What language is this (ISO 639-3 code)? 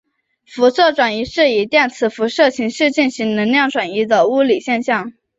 zho